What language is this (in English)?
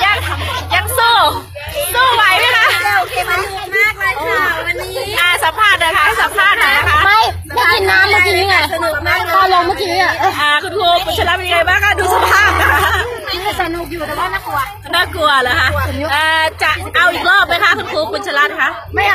Thai